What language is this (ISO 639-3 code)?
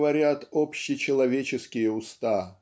rus